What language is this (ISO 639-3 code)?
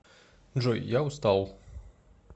rus